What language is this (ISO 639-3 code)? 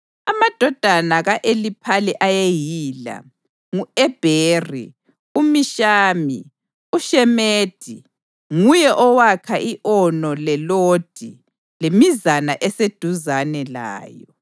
nde